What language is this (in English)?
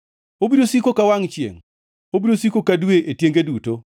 Luo (Kenya and Tanzania)